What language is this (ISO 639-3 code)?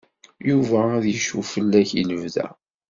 kab